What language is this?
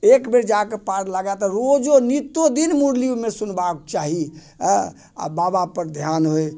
Maithili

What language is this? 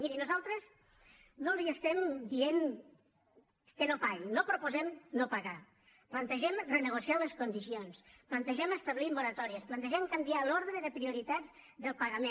Catalan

